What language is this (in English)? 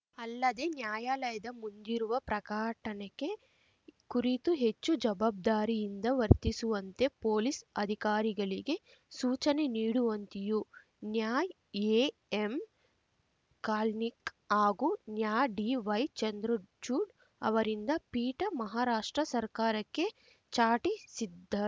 Kannada